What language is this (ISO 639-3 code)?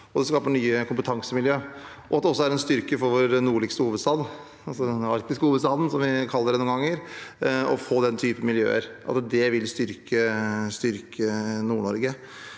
nor